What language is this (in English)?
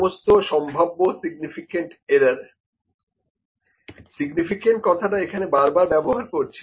Bangla